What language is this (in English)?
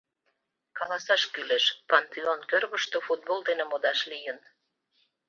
Mari